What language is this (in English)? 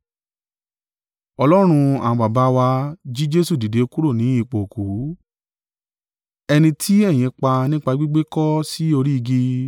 Yoruba